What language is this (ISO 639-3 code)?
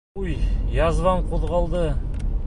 bak